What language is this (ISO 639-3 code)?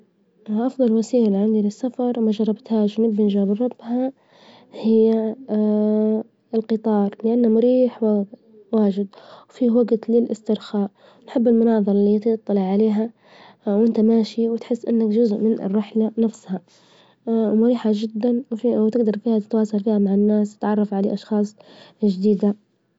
ayl